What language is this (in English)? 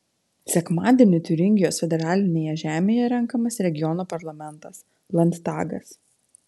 Lithuanian